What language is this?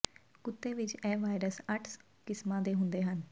Punjabi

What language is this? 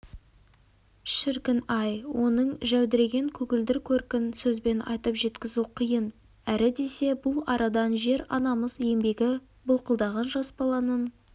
Kazakh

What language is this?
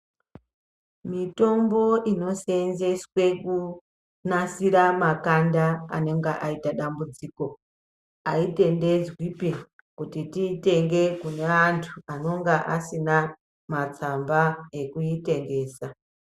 Ndau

